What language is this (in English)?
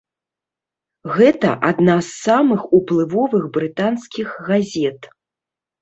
Belarusian